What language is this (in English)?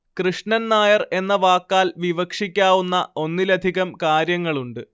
Malayalam